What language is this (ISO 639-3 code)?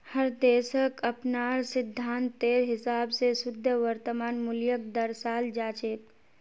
mag